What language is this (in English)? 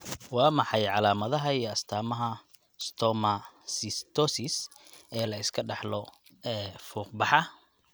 Somali